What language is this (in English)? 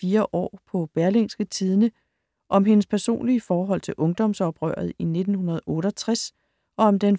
Danish